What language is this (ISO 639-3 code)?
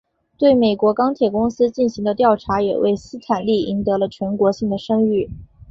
zho